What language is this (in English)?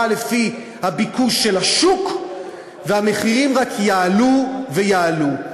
Hebrew